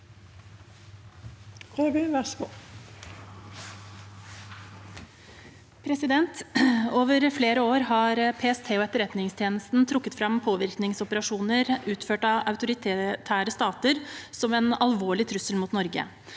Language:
Norwegian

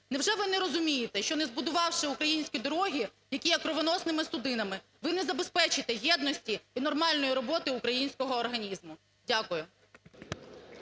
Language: Ukrainian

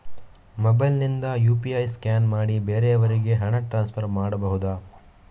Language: Kannada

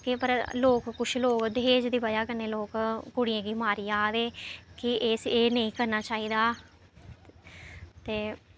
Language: Dogri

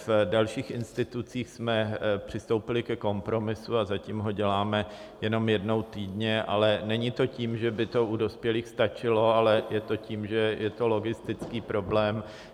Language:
Czech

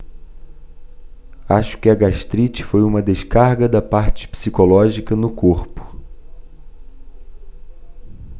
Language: Portuguese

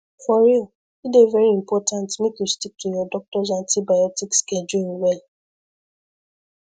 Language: Nigerian Pidgin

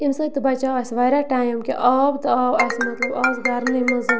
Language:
Kashmiri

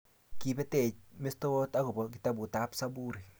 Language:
Kalenjin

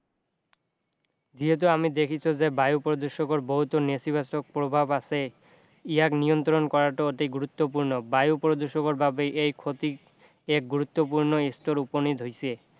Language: Assamese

